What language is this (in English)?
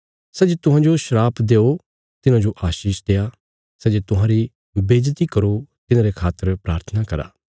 Bilaspuri